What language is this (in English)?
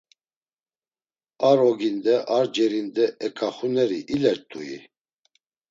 Laz